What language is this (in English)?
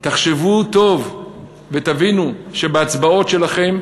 Hebrew